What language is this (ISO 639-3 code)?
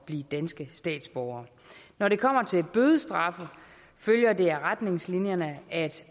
dan